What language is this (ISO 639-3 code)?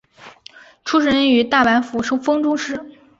zho